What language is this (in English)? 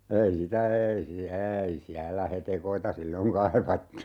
Finnish